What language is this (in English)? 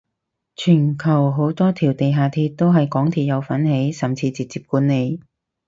Cantonese